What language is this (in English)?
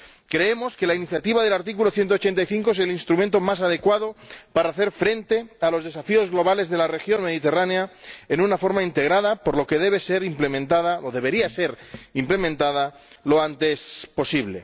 Spanish